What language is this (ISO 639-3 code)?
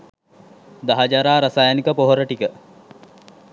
sin